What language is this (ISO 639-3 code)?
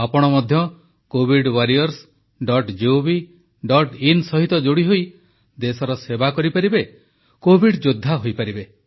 ori